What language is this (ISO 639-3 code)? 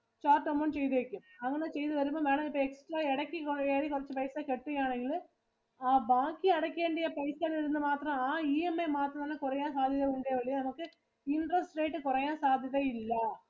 mal